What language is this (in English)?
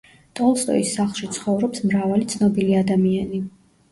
Georgian